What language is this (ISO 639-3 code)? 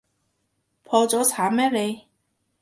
yue